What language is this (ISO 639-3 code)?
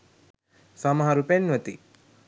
sin